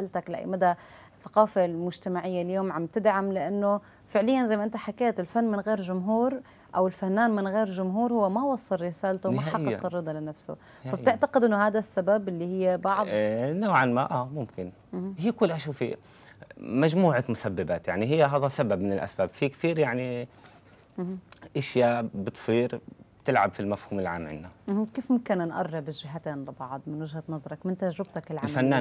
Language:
Arabic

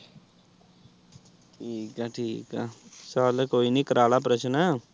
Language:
Punjabi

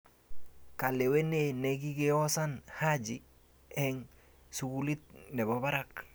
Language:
Kalenjin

